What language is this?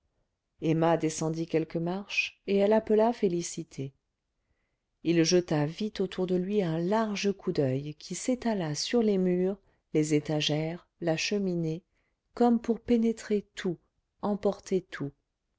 French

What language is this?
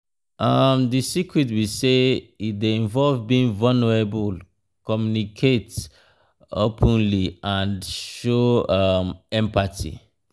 Nigerian Pidgin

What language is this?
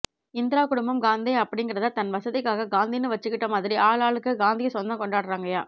Tamil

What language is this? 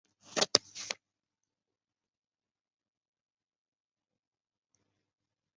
Chinese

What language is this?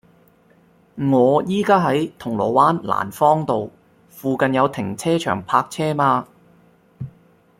Cantonese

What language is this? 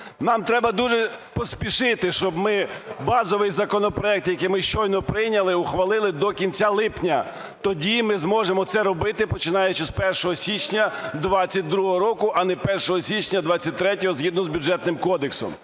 Ukrainian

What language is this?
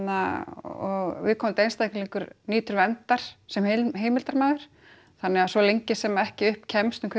Icelandic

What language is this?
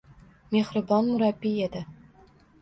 Uzbek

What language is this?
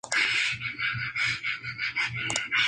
Spanish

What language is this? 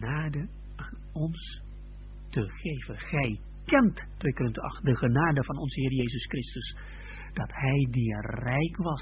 Dutch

